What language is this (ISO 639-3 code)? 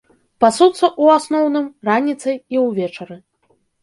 bel